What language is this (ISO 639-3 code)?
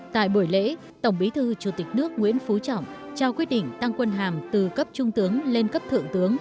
vie